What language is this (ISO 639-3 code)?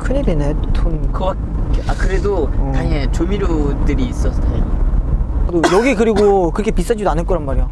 kor